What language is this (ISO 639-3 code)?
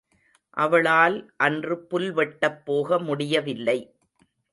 tam